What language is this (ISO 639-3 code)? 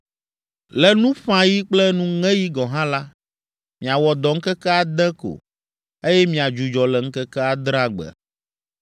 ewe